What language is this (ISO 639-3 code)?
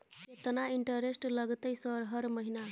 mai